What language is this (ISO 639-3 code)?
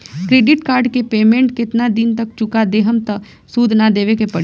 bho